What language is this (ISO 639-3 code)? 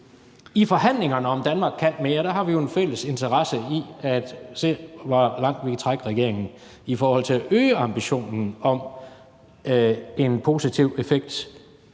dan